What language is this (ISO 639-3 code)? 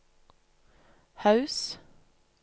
nor